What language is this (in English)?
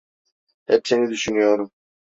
Turkish